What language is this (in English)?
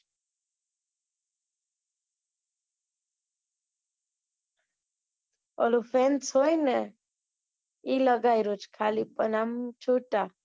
Gujarati